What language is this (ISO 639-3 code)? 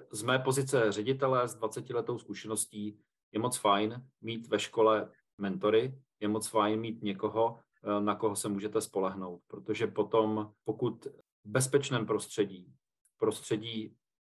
ces